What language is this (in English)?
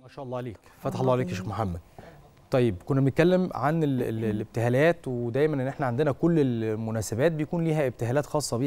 Arabic